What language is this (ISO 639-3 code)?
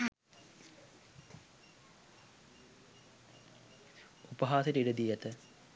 sin